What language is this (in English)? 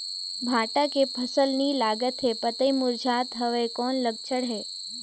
Chhattisgarhi